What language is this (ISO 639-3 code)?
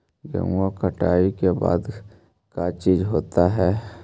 mag